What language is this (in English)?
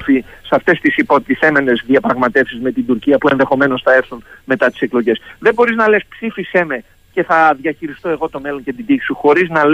Greek